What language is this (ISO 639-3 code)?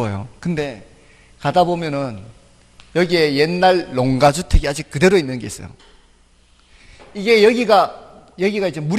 kor